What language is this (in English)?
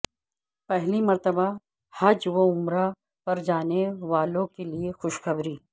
Urdu